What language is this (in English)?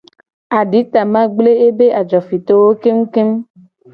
Gen